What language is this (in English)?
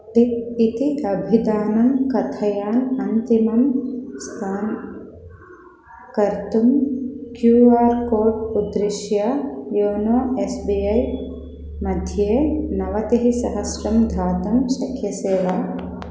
Sanskrit